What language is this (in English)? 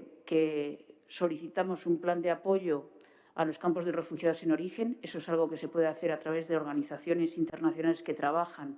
Spanish